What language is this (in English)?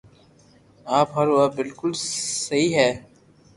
Loarki